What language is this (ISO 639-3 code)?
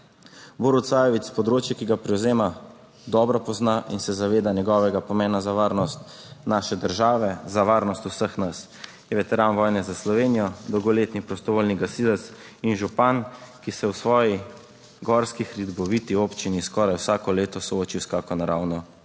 slv